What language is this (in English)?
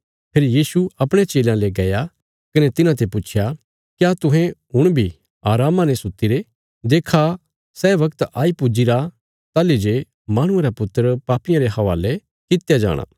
Bilaspuri